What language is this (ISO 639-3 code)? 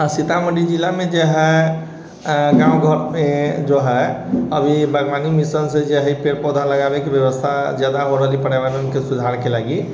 mai